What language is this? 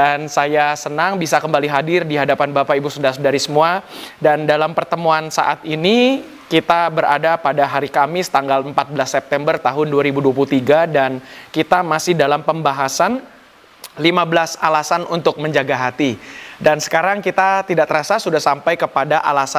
Indonesian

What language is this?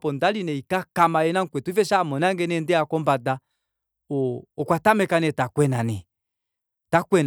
Kuanyama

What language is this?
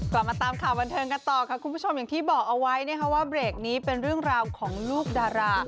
Thai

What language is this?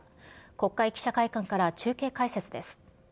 Japanese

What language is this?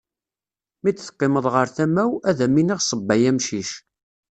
Kabyle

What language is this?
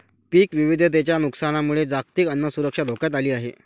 Marathi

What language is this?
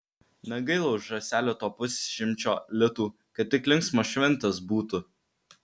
Lithuanian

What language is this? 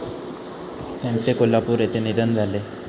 Marathi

